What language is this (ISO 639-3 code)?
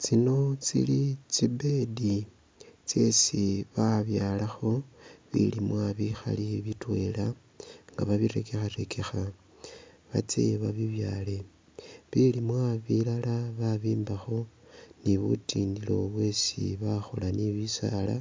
myx